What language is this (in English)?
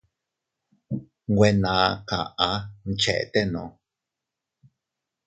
Teutila Cuicatec